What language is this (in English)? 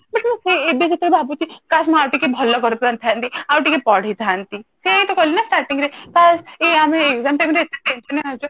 Odia